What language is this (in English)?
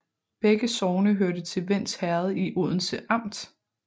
Danish